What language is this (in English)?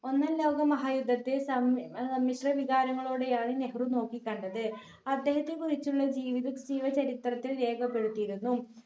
Malayalam